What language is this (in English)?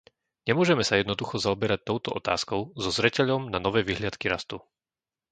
Slovak